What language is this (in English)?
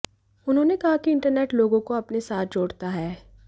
Hindi